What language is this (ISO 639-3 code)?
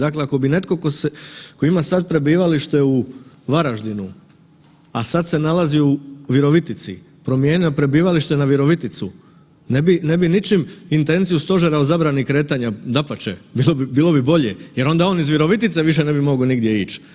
hrv